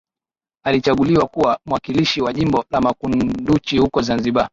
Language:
Swahili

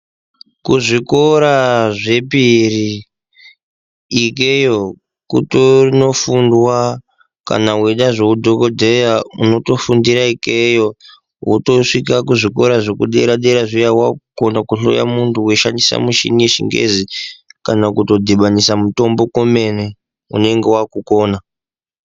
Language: Ndau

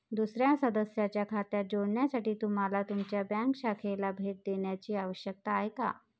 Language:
Marathi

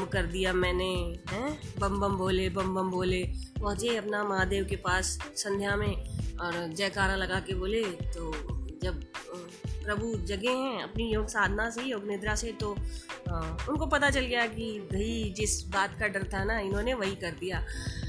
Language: Hindi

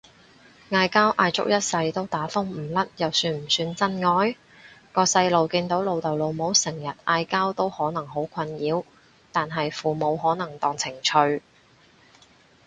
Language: Cantonese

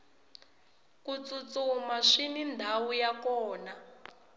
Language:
Tsonga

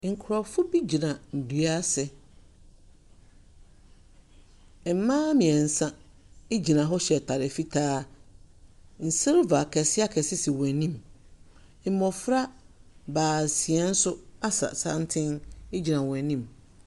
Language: Akan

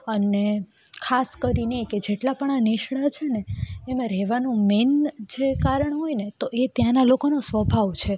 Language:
Gujarati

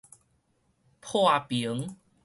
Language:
Min Nan Chinese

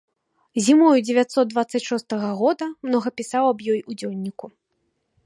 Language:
Belarusian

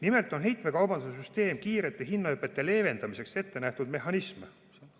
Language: Estonian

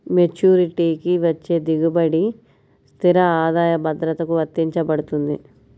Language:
Telugu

